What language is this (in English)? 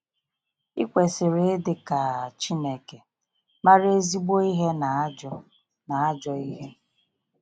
Igbo